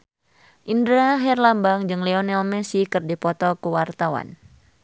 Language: Sundanese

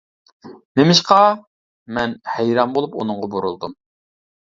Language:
Uyghur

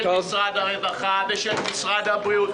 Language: Hebrew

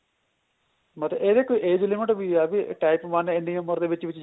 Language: Punjabi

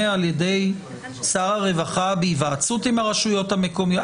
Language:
Hebrew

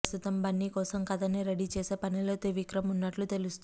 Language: Telugu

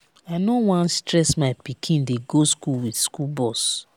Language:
Nigerian Pidgin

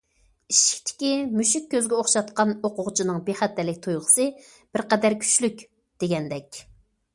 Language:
Uyghur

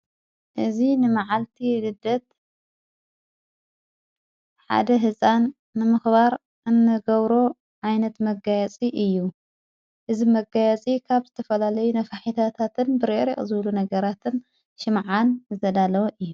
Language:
Tigrinya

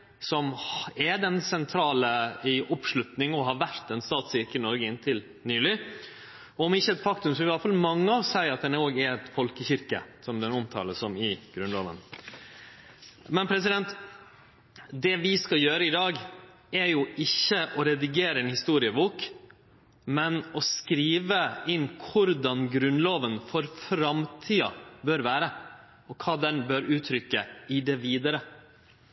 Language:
Norwegian Nynorsk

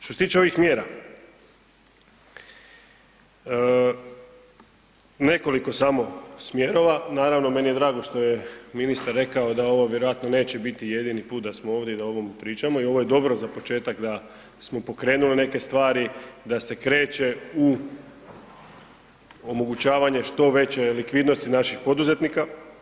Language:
Croatian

